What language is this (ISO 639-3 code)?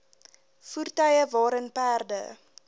afr